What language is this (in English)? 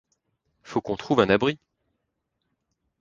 French